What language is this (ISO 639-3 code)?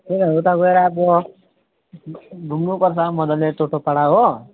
nep